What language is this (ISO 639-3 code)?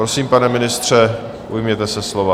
ces